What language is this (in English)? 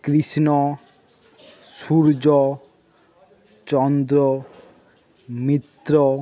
Bangla